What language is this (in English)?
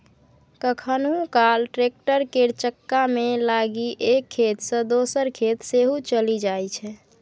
Maithili